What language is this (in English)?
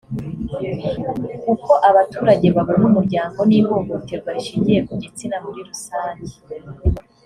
Kinyarwanda